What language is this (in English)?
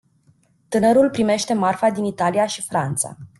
Romanian